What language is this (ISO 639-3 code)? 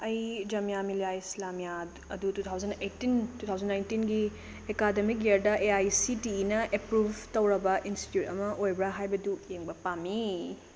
mni